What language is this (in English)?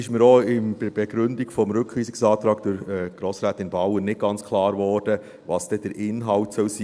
Swiss German